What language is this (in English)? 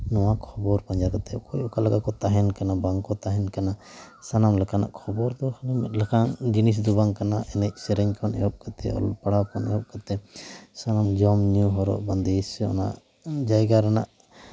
Santali